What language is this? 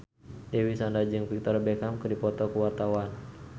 Sundanese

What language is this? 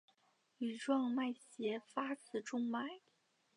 Chinese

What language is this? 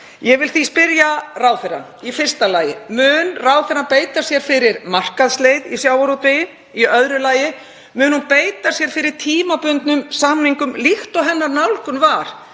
Icelandic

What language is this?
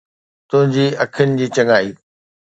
Sindhi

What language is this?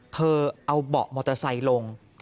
Thai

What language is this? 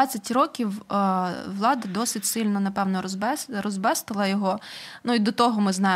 Ukrainian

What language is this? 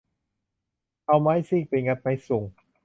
Thai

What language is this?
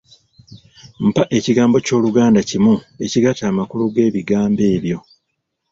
Ganda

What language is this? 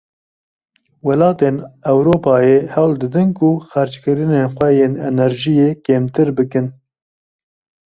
Kurdish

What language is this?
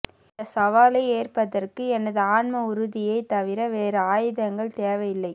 Tamil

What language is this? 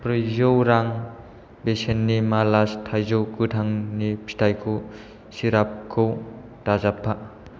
Bodo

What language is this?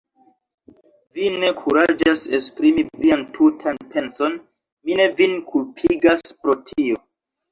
Esperanto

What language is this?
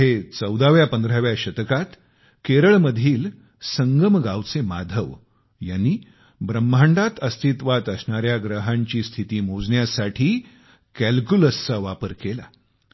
Marathi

